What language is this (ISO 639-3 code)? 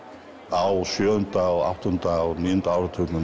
isl